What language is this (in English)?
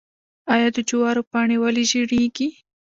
Pashto